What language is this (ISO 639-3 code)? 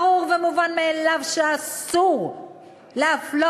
heb